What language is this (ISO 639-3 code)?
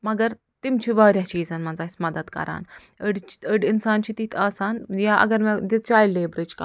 kas